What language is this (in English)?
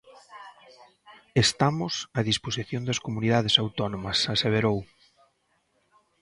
Galician